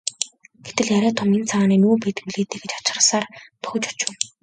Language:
Mongolian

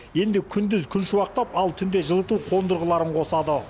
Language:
Kazakh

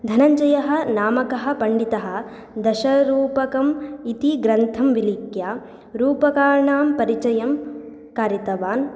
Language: Sanskrit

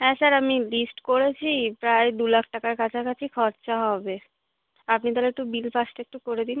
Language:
Bangla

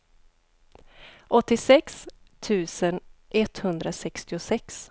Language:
Swedish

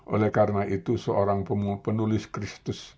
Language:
Indonesian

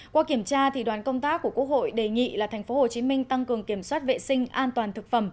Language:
Vietnamese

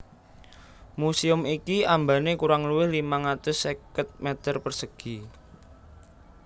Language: Javanese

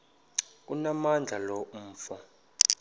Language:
Xhosa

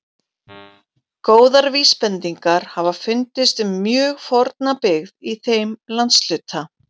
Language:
Icelandic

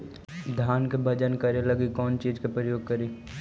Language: Magahi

